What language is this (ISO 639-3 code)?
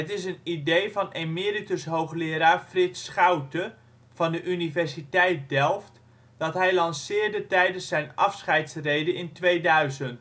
nld